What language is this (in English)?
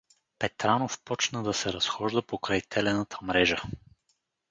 Bulgarian